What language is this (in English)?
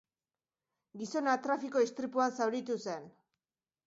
Basque